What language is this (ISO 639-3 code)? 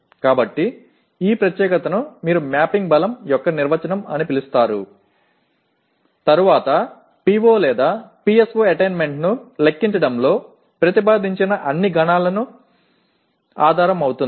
tel